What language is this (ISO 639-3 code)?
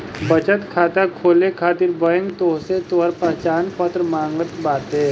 bho